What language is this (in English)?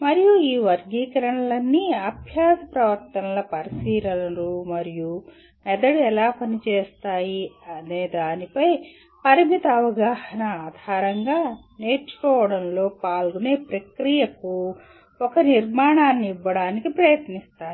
Telugu